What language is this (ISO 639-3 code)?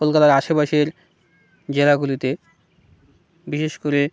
ben